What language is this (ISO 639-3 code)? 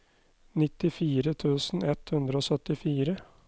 nor